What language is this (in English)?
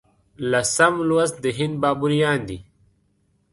Pashto